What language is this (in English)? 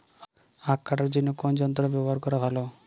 Bangla